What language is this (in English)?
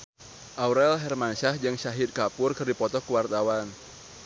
Sundanese